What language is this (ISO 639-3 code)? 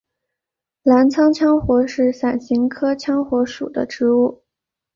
zho